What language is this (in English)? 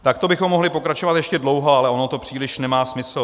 Czech